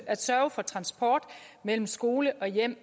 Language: Danish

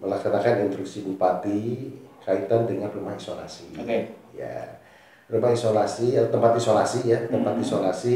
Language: Indonesian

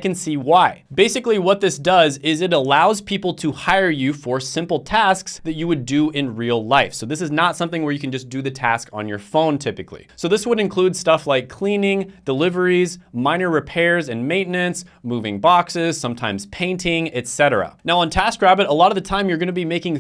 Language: English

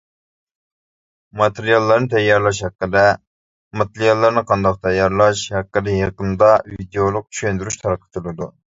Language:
Uyghur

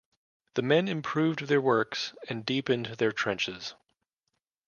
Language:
English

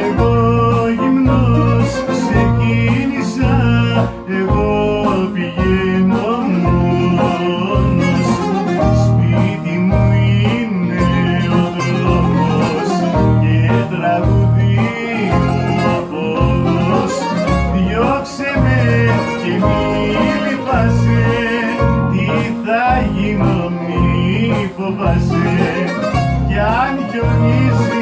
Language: Greek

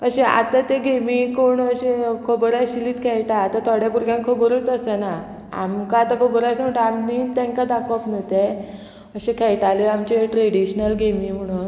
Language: Konkani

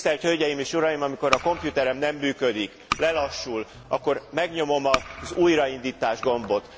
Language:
Hungarian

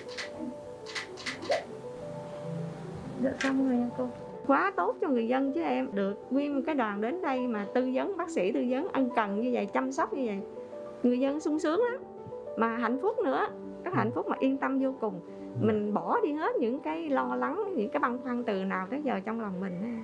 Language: Vietnamese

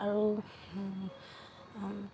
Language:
Assamese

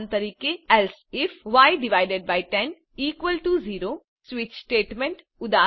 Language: Gujarati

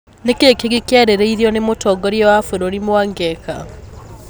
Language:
Kikuyu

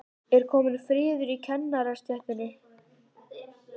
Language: Icelandic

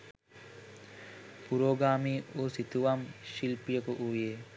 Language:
Sinhala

